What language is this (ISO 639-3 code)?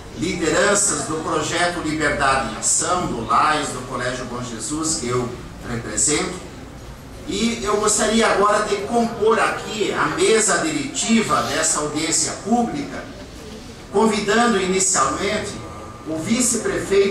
por